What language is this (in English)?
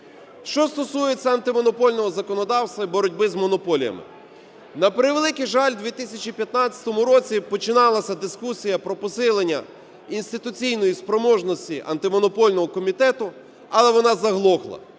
Ukrainian